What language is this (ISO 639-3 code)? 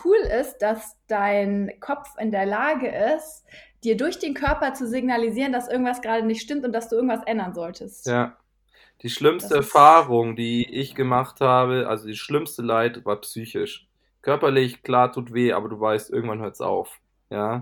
deu